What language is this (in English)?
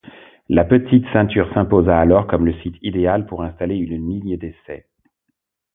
French